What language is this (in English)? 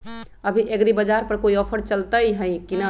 Magahi